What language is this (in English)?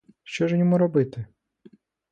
Ukrainian